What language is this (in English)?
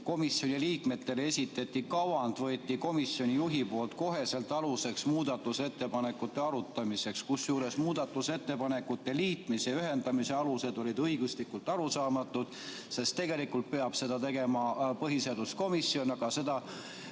Estonian